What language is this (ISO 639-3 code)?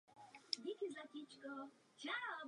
ces